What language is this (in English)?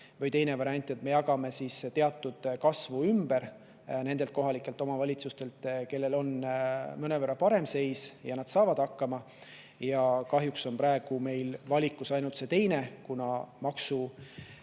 Estonian